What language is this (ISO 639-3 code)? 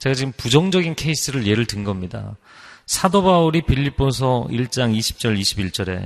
kor